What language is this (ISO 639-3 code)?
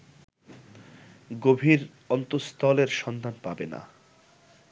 ben